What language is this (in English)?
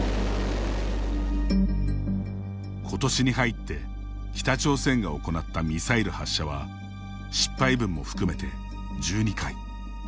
Japanese